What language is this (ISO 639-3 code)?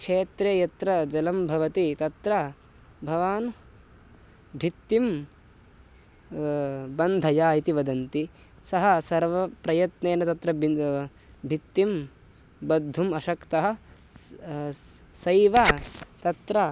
san